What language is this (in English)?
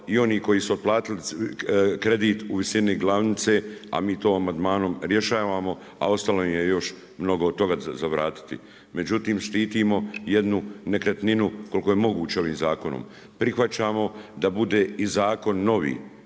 Croatian